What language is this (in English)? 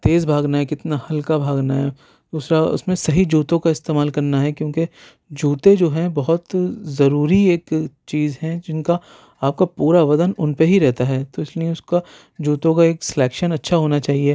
Urdu